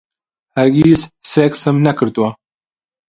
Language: Central Kurdish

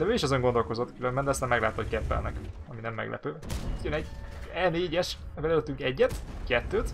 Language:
Hungarian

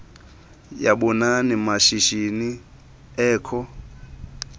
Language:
Xhosa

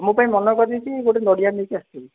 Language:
Odia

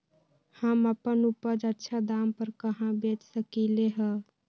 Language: Magahi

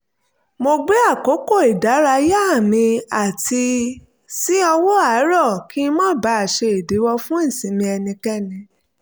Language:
Yoruba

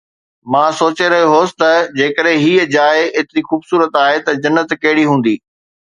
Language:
Sindhi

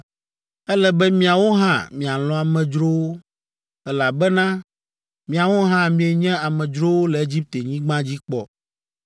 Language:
Ewe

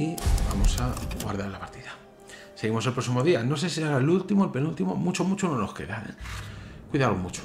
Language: Spanish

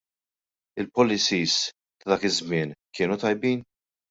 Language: Maltese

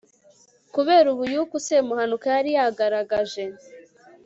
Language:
Kinyarwanda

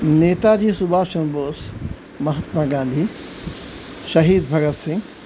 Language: Urdu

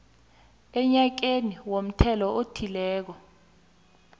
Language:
South Ndebele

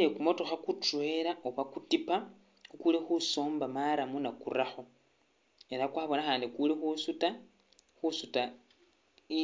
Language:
Masaaba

